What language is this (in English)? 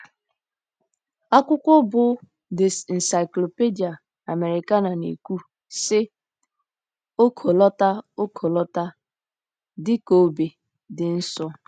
Igbo